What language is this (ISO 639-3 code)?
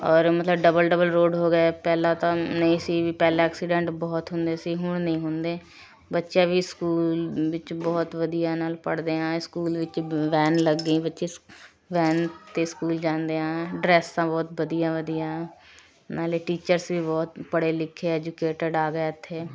pan